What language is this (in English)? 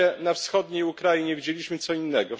Polish